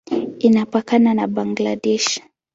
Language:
Swahili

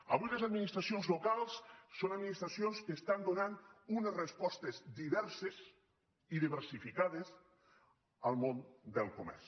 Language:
Catalan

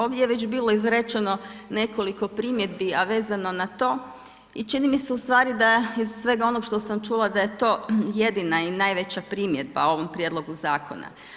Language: Croatian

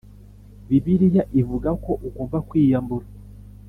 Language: Kinyarwanda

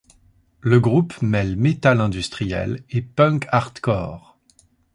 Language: French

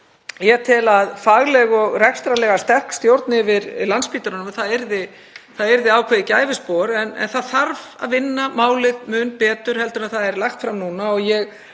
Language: Icelandic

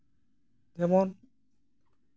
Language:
Santali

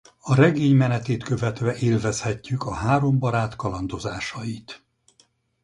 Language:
Hungarian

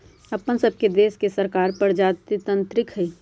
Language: Magahi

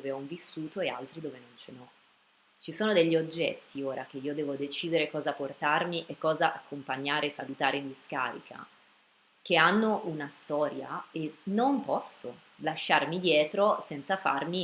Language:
Italian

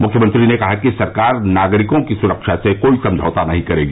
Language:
Hindi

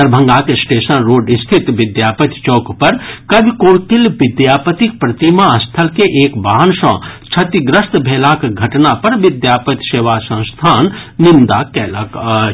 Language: Maithili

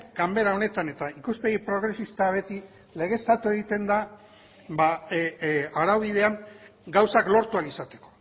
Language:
Basque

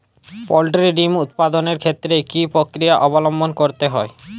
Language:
Bangla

